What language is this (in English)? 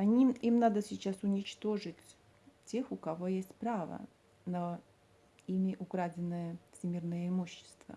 Russian